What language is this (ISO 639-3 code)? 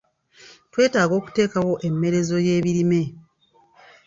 lug